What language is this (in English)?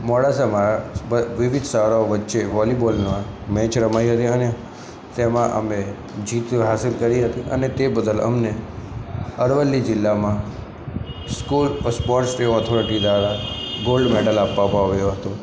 Gujarati